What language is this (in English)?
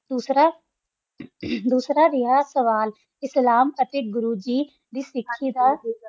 Punjabi